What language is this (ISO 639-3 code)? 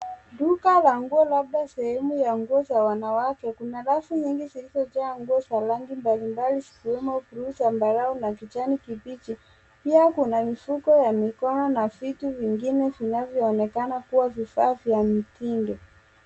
swa